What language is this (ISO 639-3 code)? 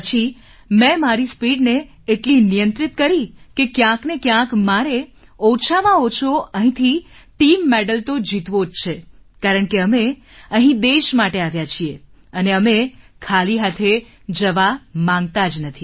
guj